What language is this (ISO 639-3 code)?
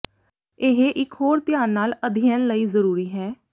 pan